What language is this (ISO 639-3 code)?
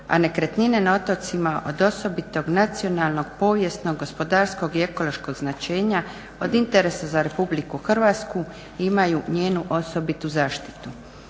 hrv